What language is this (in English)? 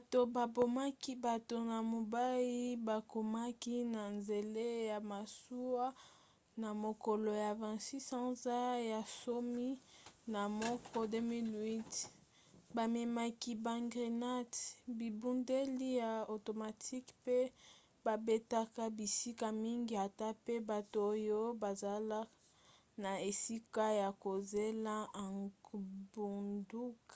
Lingala